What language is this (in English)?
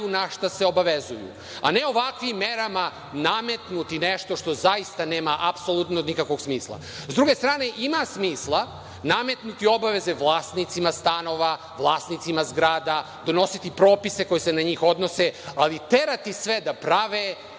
Serbian